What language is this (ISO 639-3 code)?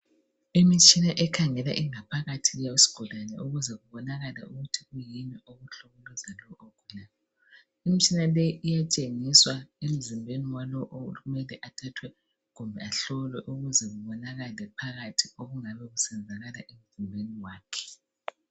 nde